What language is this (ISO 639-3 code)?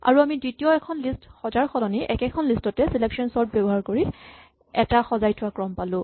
asm